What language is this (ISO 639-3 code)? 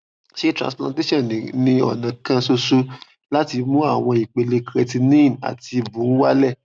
yor